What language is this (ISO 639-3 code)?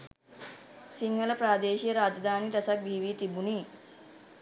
sin